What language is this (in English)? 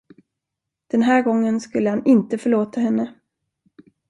Swedish